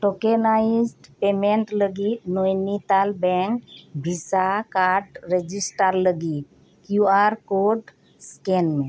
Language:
Santali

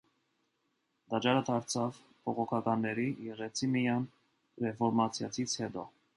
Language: Armenian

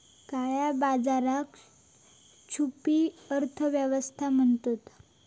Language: Marathi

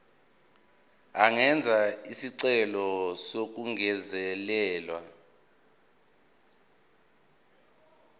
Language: Zulu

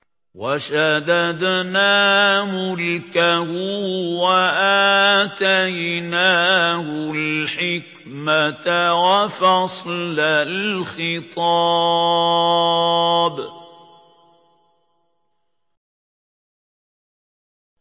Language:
Arabic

